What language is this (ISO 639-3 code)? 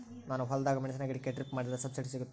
kan